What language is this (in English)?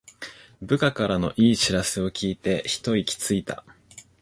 Japanese